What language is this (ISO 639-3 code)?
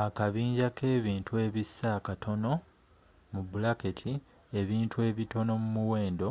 lug